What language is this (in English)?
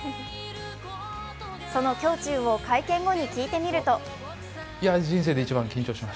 Japanese